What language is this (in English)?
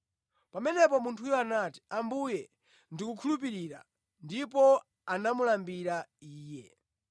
Nyanja